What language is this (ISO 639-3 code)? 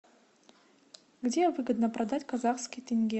rus